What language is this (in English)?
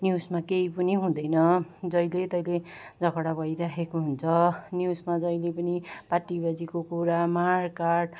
Nepali